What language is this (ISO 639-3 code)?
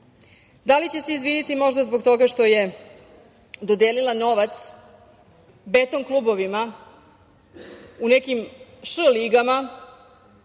srp